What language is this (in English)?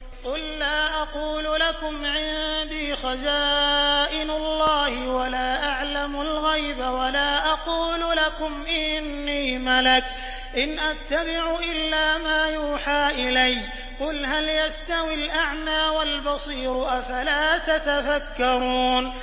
Arabic